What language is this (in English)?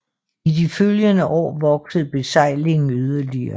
Danish